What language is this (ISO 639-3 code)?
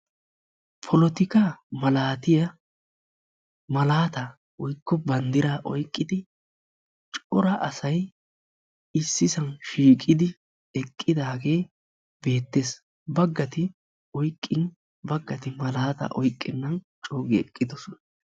wal